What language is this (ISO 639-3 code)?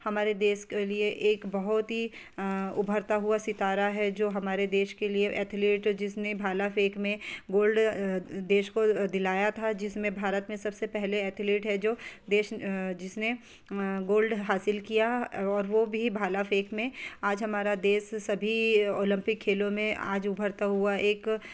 hin